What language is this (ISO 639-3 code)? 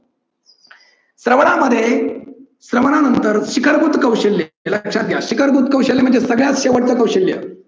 mar